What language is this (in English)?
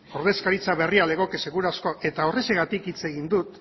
Basque